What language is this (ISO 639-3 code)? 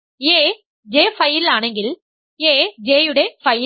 mal